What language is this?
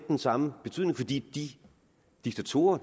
Danish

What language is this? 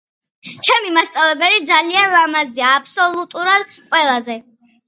Georgian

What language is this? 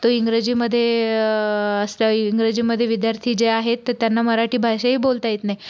Marathi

